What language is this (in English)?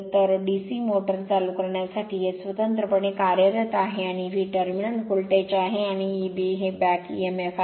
Marathi